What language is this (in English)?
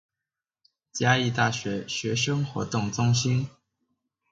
Chinese